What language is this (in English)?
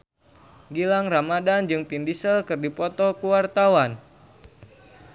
Sundanese